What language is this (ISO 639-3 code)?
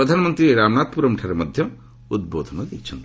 ori